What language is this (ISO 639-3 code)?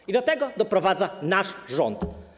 pol